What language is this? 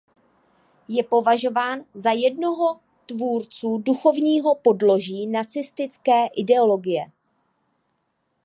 Czech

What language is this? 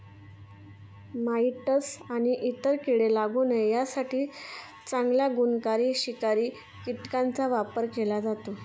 Marathi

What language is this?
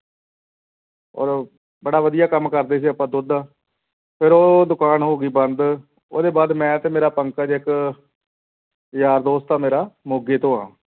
Punjabi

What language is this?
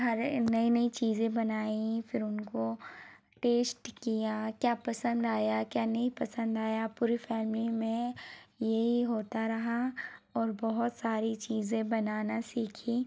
Hindi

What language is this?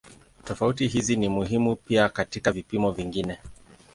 Swahili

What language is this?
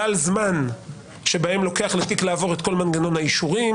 Hebrew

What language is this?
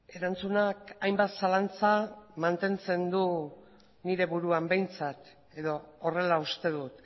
Basque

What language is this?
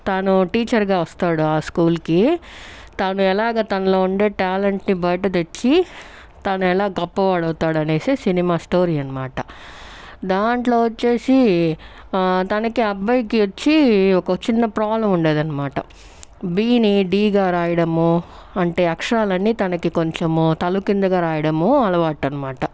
Telugu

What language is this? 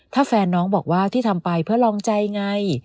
Thai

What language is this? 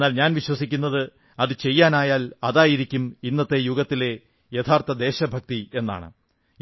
Malayalam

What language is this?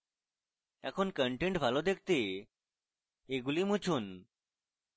Bangla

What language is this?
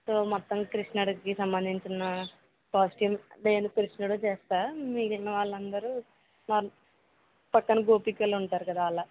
Telugu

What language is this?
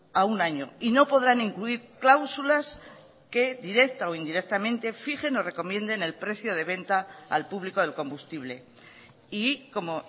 Spanish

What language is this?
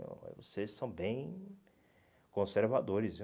Portuguese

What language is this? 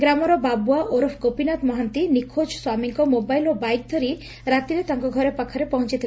Odia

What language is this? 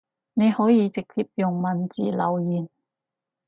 Cantonese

